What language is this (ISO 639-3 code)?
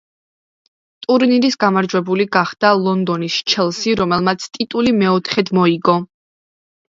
kat